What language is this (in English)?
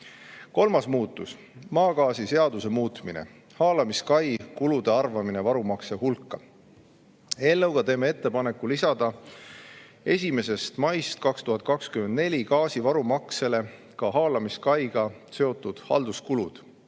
Estonian